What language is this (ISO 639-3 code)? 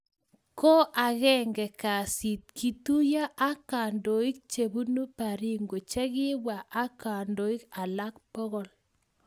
kln